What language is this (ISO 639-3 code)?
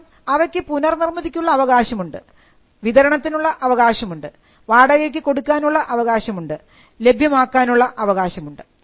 mal